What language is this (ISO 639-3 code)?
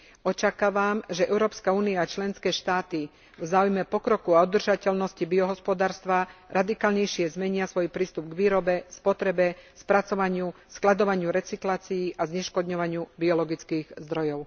slk